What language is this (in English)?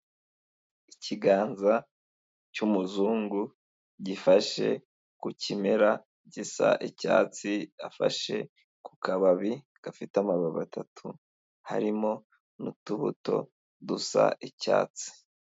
Kinyarwanda